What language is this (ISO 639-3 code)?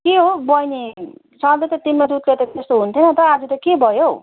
nep